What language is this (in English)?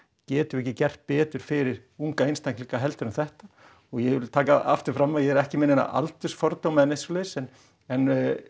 Icelandic